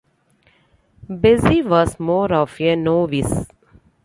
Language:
English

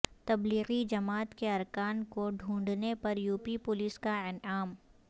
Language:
Urdu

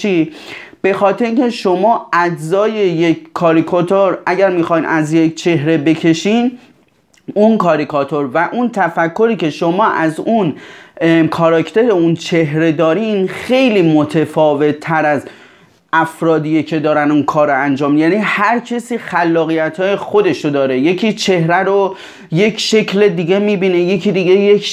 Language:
Persian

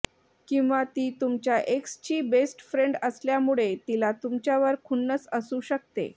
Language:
Marathi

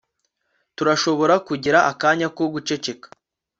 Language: Kinyarwanda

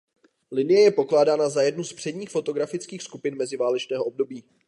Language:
Czech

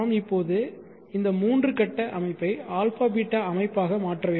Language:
Tamil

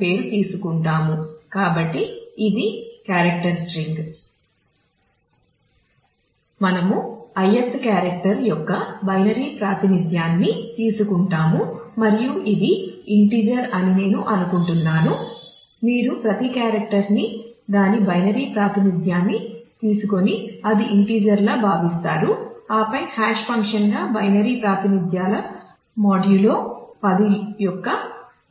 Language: Telugu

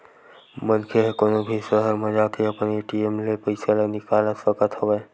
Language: Chhattisgarhi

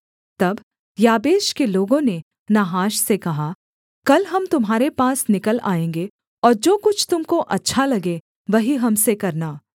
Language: Hindi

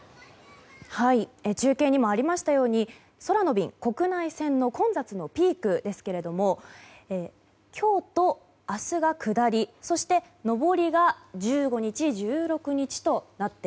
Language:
Japanese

